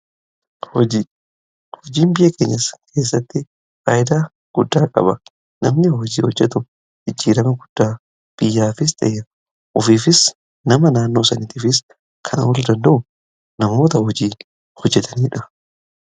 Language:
Oromo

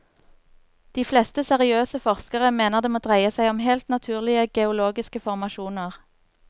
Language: Norwegian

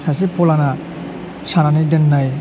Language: Bodo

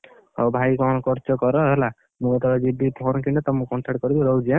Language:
Odia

